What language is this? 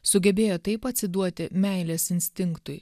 Lithuanian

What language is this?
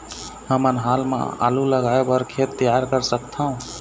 Chhattisgarhi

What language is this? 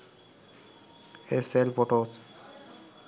Sinhala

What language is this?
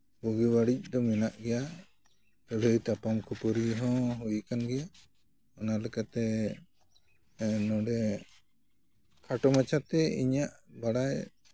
Santali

